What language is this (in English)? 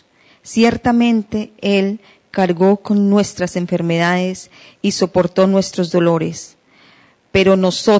Spanish